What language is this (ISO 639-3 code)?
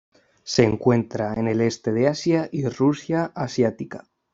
spa